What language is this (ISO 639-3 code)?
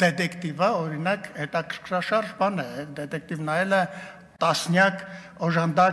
tur